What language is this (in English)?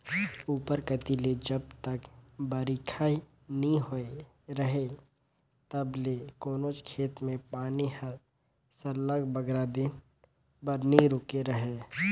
Chhattisgarhi